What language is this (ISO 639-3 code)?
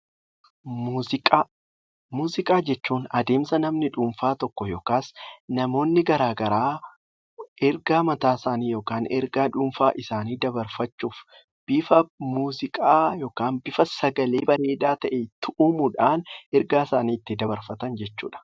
orm